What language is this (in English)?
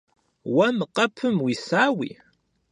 Kabardian